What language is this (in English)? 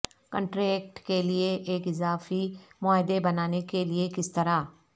Urdu